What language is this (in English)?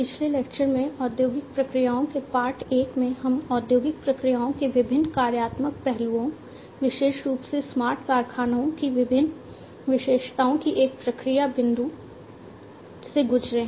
Hindi